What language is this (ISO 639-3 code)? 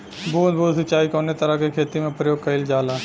bho